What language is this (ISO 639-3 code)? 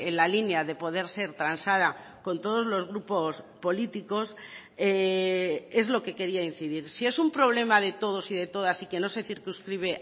spa